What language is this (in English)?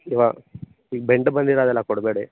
Kannada